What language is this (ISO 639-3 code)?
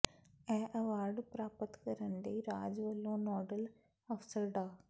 pan